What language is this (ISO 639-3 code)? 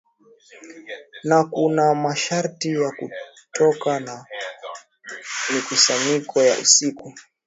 swa